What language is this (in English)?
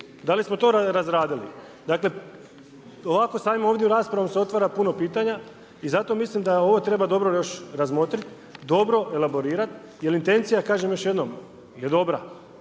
Croatian